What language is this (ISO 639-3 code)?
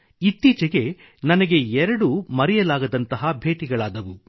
kan